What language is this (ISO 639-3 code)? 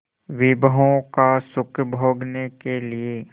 hin